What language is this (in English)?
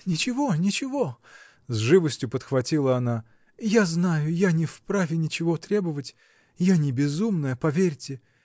Russian